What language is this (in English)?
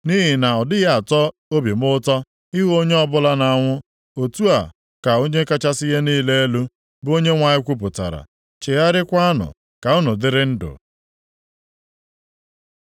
Igbo